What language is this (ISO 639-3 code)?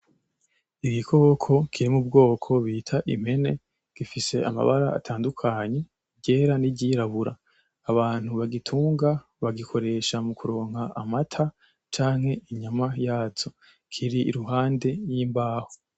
run